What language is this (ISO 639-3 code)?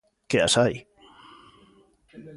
glg